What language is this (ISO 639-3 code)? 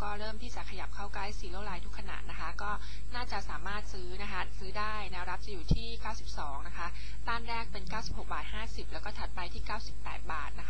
tha